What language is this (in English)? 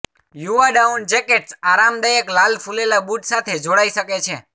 Gujarati